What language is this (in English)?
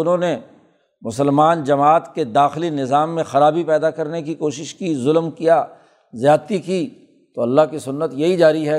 Urdu